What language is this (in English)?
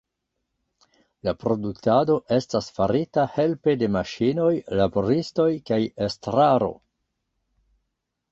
Esperanto